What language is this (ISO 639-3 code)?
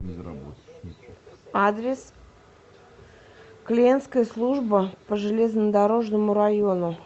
rus